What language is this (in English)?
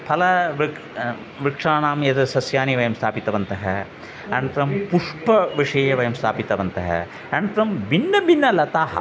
Sanskrit